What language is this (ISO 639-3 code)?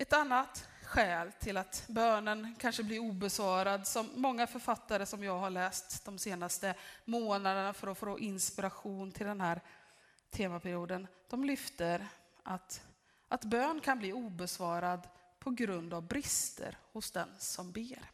swe